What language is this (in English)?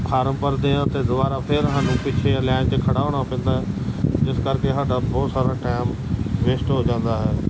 Punjabi